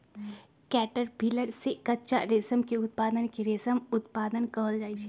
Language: Magahi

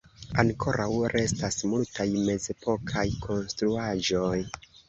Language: Esperanto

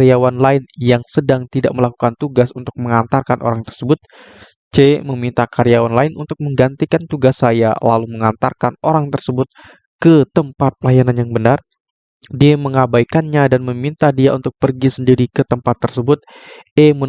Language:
Indonesian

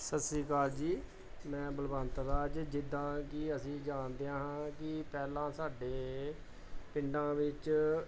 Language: Punjabi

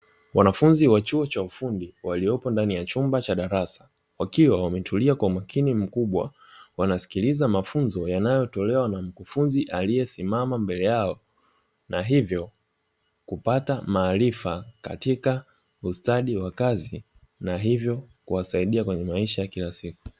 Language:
Swahili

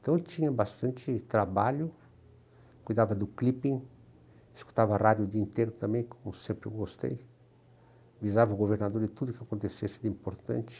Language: Portuguese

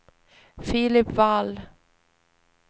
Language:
Swedish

